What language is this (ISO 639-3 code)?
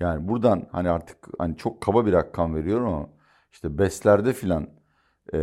tur